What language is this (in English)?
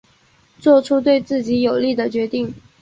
Chinese